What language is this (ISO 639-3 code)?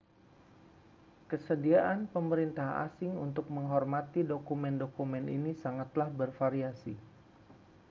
ind